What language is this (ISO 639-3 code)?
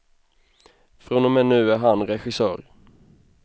swe